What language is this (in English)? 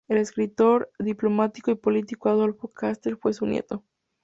Spanish